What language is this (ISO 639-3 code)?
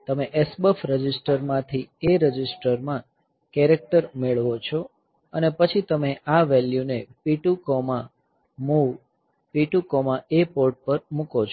guj